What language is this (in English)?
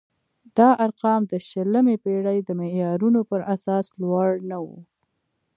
Pashto